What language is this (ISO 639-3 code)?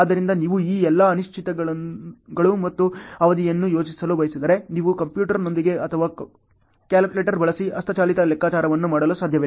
kan